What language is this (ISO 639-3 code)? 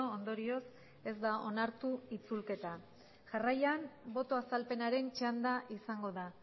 eus